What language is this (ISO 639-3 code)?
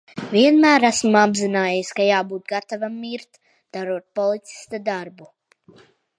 lav